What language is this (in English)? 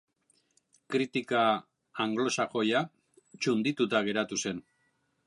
Basque